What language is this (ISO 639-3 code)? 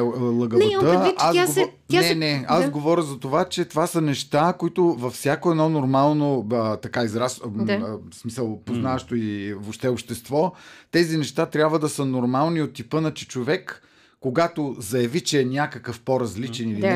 bul